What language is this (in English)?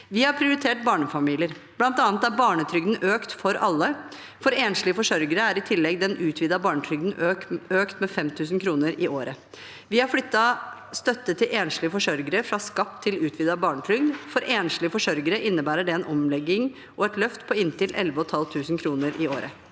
Norwegian